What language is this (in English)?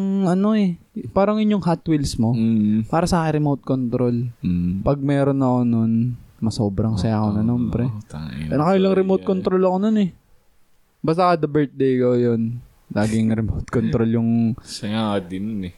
Filipino